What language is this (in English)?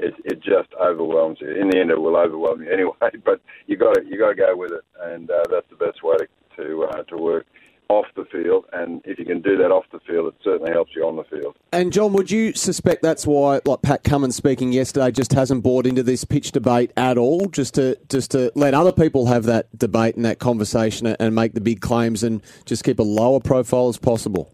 English